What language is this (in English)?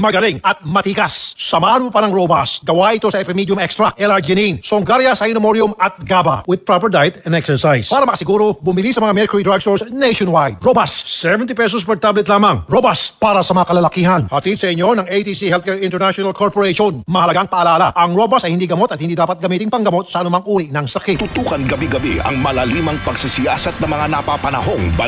Filipino